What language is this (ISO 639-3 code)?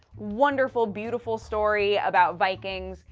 eng